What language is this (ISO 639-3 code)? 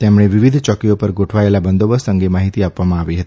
guj